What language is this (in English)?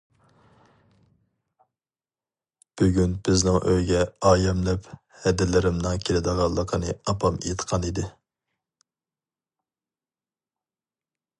Uyghur